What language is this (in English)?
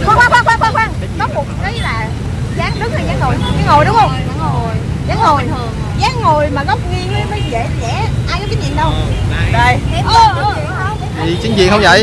Vietnamese